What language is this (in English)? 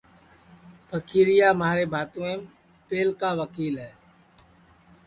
Sansi